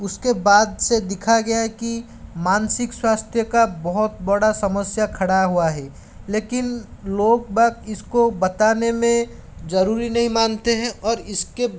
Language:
Hindi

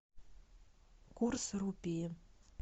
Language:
Russian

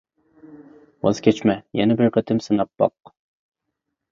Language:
Uyghur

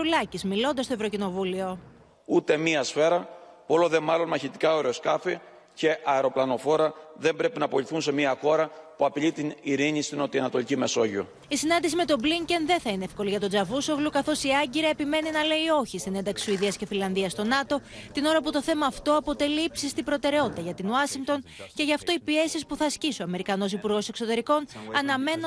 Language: Greek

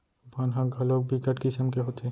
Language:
Chhattisgarhi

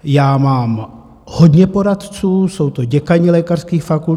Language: Czech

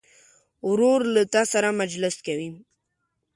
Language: Pashto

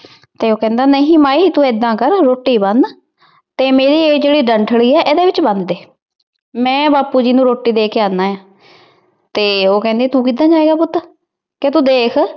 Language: Punjabi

